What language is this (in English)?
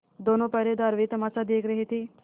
Hindi